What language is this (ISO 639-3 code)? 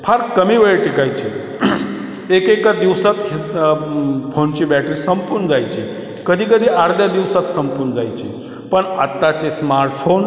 mar